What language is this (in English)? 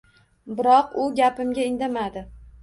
Uzbek